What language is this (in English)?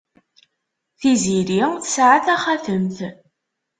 Kabyle